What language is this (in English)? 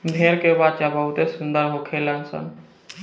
Bhojpuri